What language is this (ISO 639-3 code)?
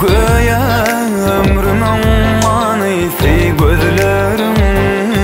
ron